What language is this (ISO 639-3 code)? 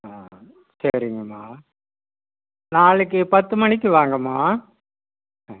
tam